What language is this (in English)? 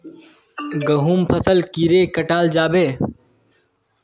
Magahi